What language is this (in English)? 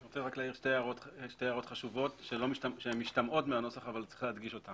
Hebrew